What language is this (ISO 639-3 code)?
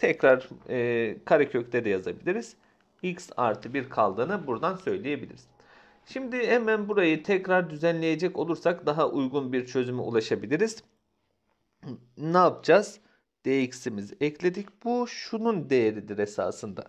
tur